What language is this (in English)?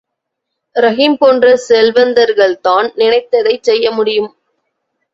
Tamil